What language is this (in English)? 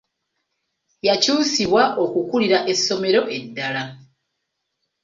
Ganda